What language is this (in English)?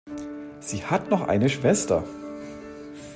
German